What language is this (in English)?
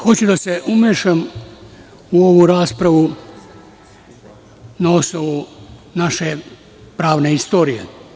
Serbian